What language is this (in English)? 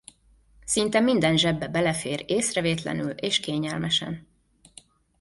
Hungarian